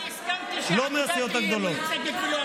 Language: Hebrew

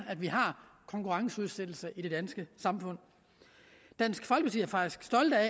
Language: Danish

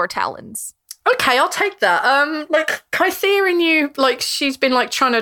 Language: English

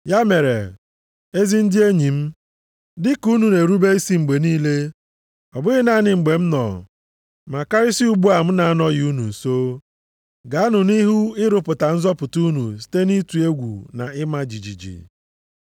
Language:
Igbo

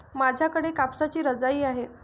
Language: Marathi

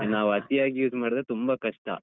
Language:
Kannada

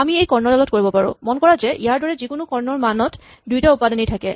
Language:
Assamese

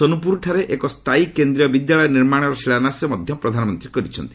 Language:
Odia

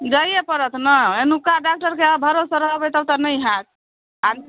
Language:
Maithili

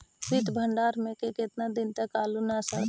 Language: Magahi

